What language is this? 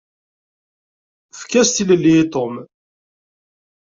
Kabyle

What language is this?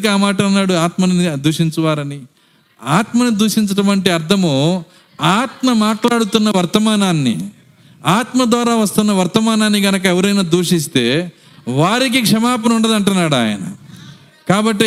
Telugu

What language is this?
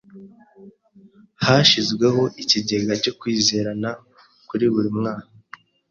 Kinyarwanda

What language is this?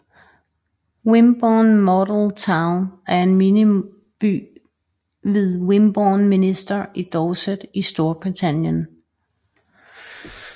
Danish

